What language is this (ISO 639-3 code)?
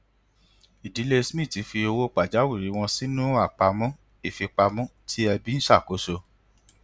yor